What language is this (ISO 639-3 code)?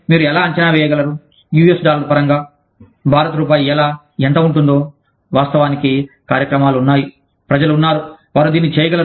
tel